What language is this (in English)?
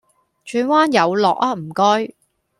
Cantonese